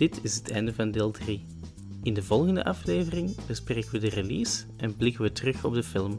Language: Dutch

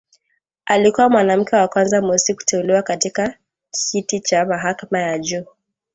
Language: Swahili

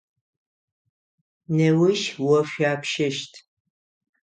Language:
Adyghe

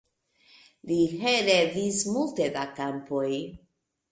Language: Esperanto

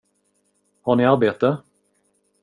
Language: Swedish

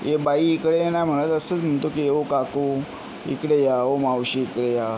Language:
Marathi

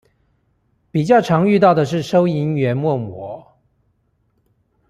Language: Chinese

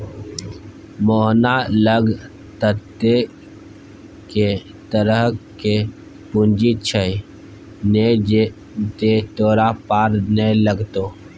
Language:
Maithili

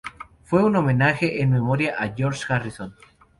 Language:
Spanish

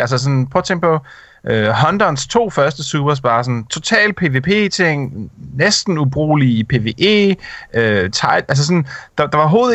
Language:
Danish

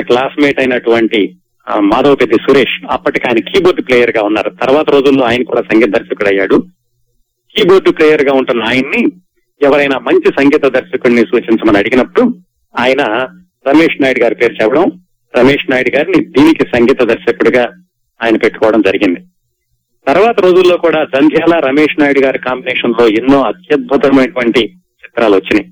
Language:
Telugu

